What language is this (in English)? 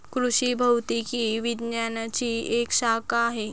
Marathi